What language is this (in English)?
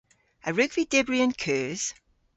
Cornish